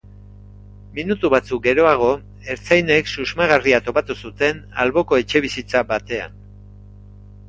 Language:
Basque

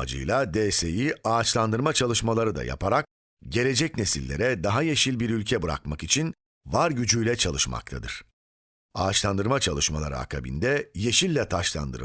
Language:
Turkish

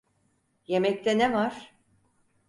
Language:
Turkish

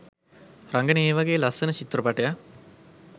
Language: Sinhala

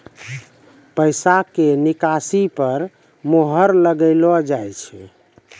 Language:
Maithili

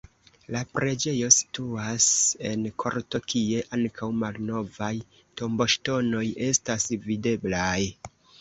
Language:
Esperanto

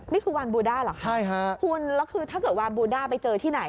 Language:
Thai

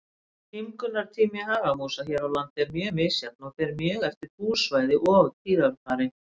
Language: Icelandic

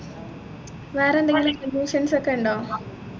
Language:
Malayalam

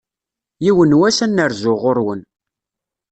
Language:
Kabyle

